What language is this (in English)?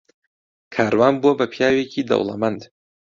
Central Kurdish